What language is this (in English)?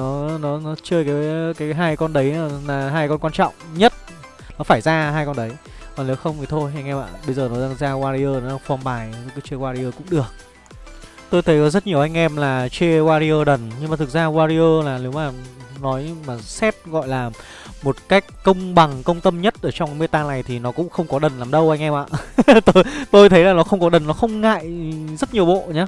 Vietnamese